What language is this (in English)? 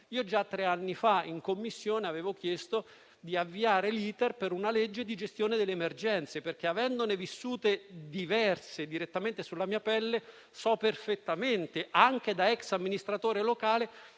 Italian